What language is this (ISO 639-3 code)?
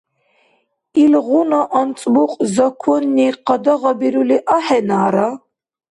dar